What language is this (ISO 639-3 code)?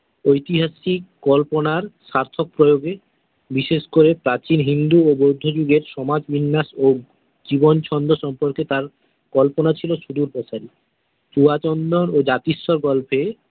ben